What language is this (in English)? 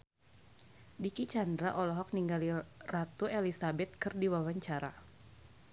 Sundanese